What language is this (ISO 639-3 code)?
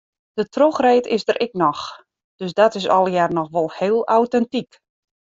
fry